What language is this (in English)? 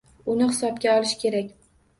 Uzbek